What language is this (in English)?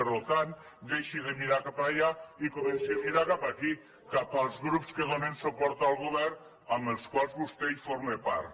Catalan